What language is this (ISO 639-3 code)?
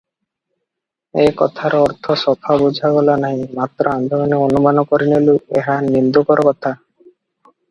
ori